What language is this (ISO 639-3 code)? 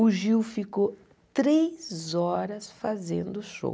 por